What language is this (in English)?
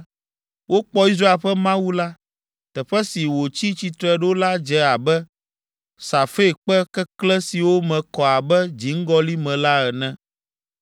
Ewe